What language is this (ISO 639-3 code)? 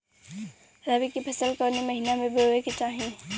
bho